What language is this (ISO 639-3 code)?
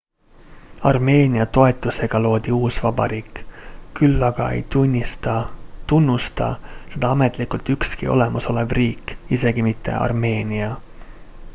est